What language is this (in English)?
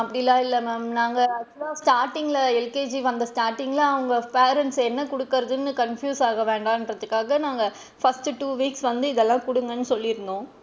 Tamil